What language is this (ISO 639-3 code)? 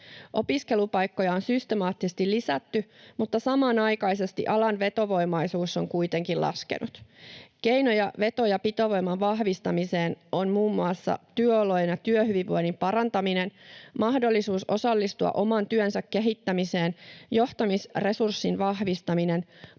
fin